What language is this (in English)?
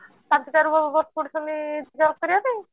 Odia